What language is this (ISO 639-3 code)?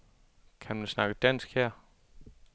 dan